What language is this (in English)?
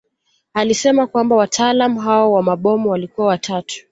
Swahili